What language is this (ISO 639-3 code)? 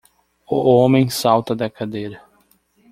por